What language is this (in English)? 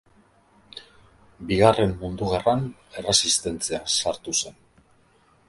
Basque